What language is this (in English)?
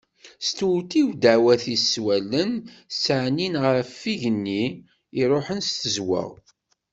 Kabyle